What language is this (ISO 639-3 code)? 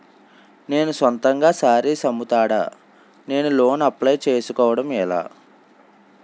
tel